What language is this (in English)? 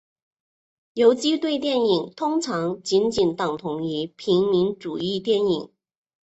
Chinese